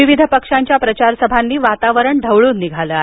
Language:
Marathi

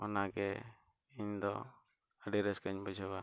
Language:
Santali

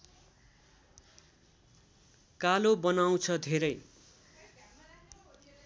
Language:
Nepali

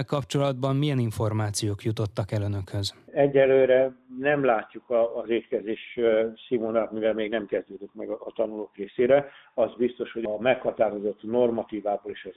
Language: Hungarian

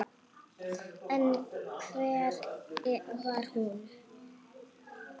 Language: Icelandic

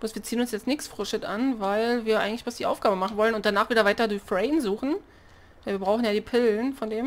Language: German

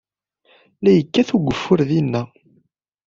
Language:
Kabyle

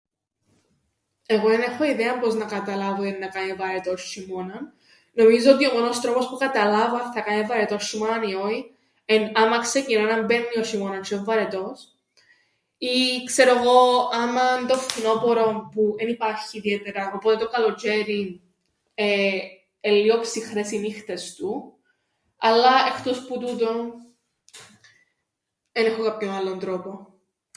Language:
Greek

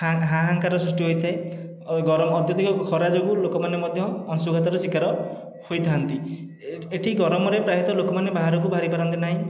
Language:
Odia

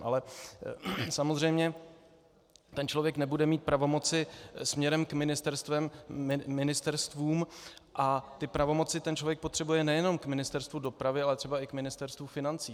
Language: Czech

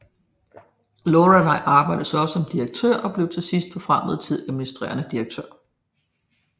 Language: Danish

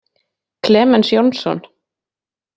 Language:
Icelandic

